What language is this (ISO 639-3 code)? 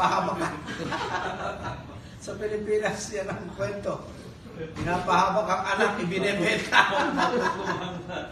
fil